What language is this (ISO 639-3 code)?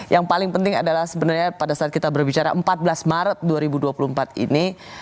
ind